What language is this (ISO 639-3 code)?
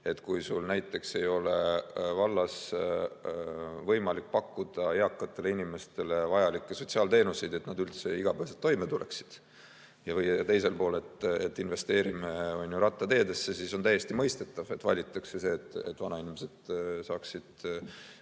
est